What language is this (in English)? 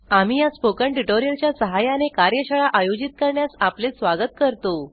Marathi